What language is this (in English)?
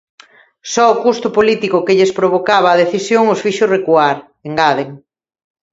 Galician